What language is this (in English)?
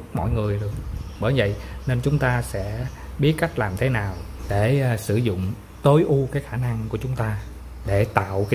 Vietnamese